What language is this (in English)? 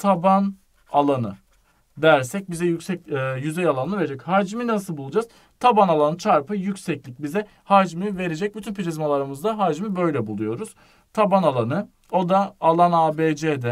Turkish